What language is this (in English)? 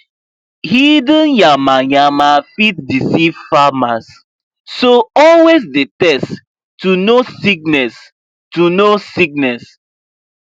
Nigerian Pidgin